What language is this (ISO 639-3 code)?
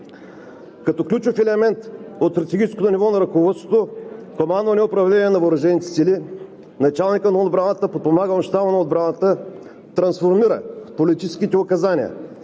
bul